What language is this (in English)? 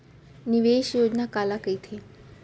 Chhattisgarhi